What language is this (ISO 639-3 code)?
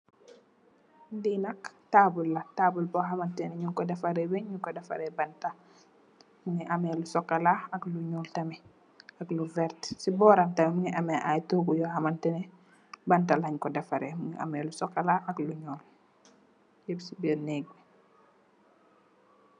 wol